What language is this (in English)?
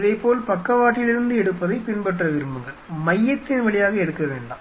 Tamil